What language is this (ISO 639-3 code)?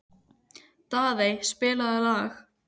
isl